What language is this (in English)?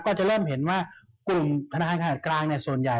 Thai